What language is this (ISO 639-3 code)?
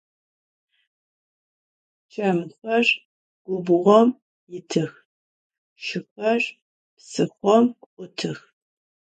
ady